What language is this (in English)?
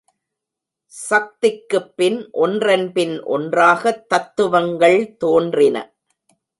Tamil